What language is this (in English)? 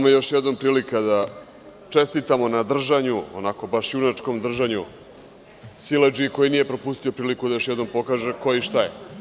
Serbian